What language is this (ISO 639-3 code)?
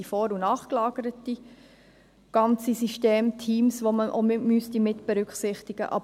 gsw